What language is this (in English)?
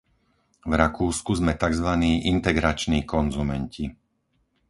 Slovak